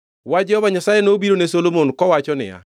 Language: Luo (Kenya and Tanzania)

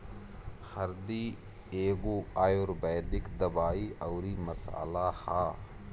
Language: Bhojpuri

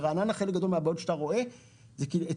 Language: Hebrew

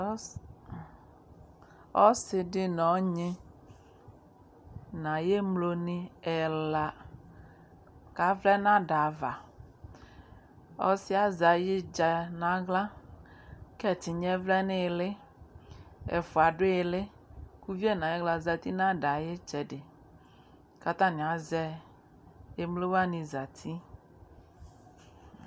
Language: Ikposo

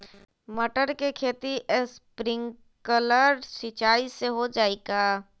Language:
Magahi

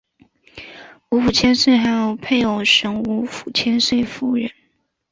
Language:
Chinese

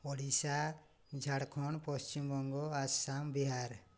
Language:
Odia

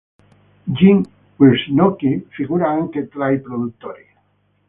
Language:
Italian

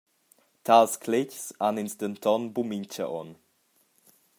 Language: Romansh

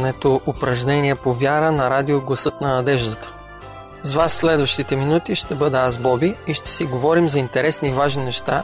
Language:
Bulgarian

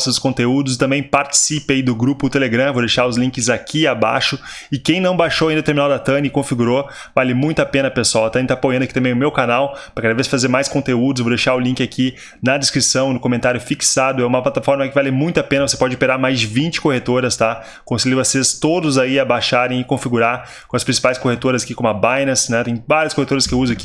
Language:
Portuguese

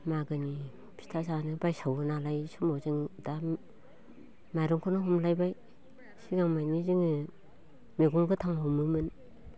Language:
Bodo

